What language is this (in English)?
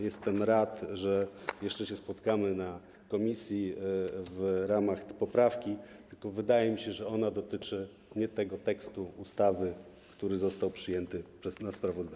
Polish